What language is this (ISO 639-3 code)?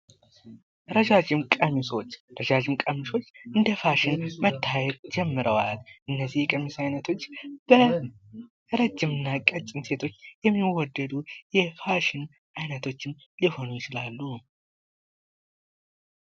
amh